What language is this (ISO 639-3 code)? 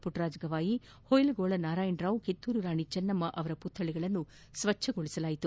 kan